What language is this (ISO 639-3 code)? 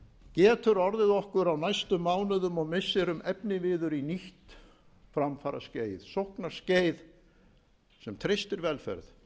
isl